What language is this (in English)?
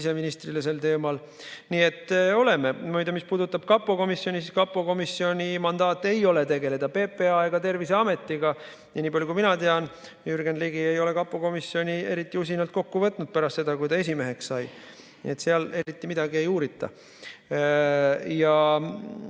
Estonian